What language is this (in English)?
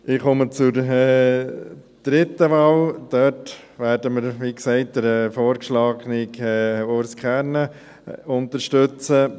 Swiss German